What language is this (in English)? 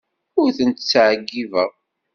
Kabyle